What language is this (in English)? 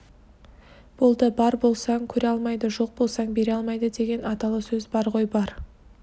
Kazakh